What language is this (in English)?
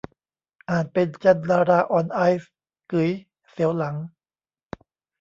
Thai